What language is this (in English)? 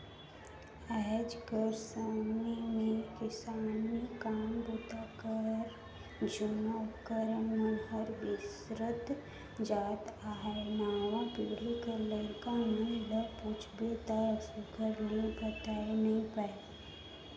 Chhattisgarhi